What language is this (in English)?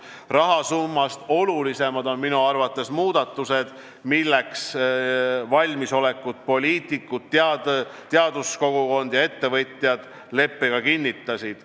Estonian